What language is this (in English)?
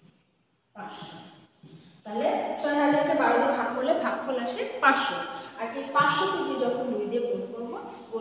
Romanian